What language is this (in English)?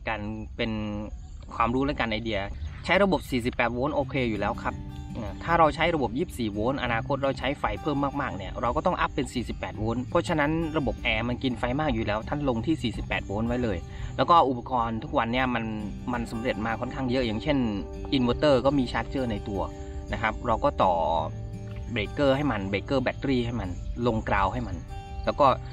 Thai